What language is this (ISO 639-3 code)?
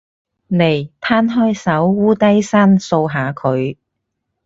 yue